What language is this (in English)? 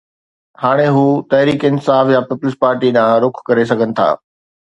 Sindhi